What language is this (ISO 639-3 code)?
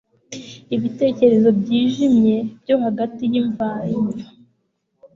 kin